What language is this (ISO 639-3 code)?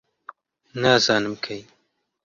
ckb